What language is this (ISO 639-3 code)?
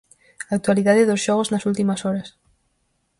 glg